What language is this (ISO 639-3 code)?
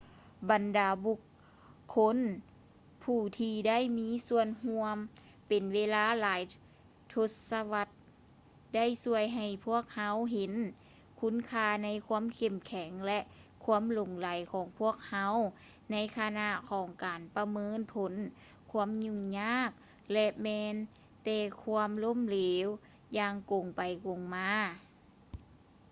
lao